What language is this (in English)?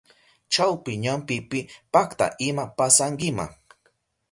Southern Pastaza Quechua